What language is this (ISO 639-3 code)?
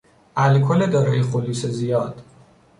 fas